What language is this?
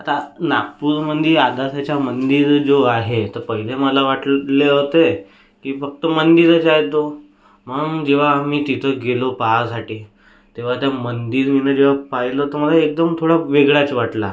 Marathi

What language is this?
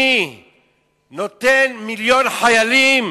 Hebrew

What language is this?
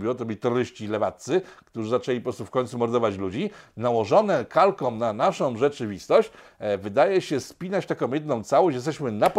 Polish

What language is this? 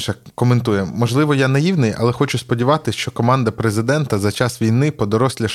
Ukrainian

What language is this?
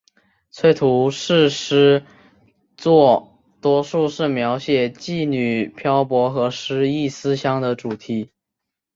Chinese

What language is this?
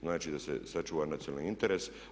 Croatian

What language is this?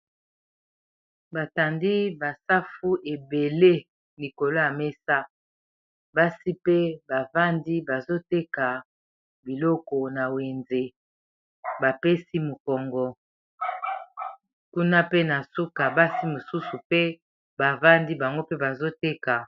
Lingala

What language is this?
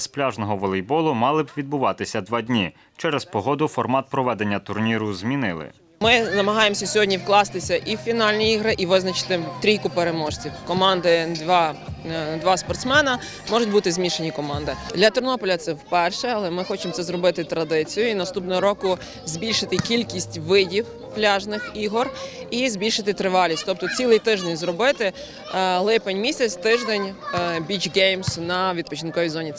Ukrainian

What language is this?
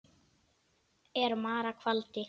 Icelandic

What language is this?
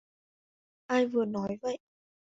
Vietnamese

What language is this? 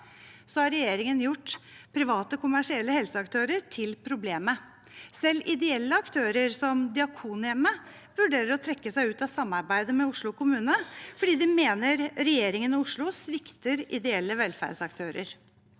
Norwegian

